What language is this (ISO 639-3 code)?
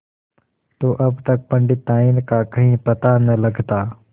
hin